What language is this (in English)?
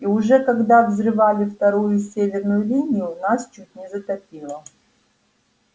Russian